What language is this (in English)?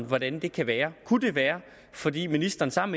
Danish